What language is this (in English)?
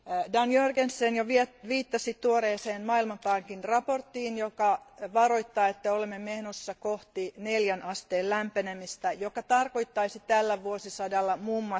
Finnish